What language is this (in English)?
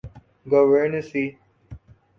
Urdu